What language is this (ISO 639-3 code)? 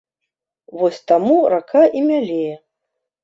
bel